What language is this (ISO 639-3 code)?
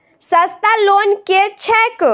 mai